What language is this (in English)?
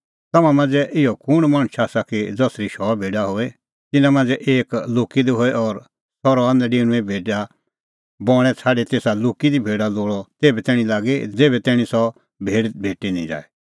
Kullu Pahari